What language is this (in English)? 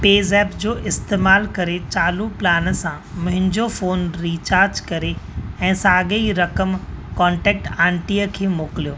Sindhi